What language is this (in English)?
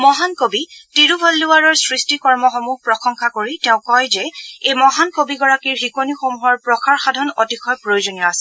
Assamese